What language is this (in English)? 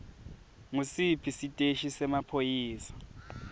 Swati